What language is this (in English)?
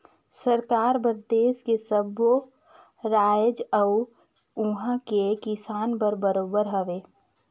Chhattisgarhi